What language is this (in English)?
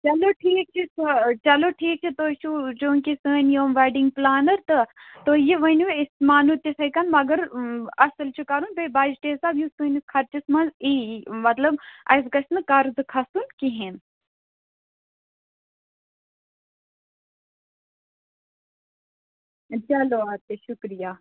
Kashmiri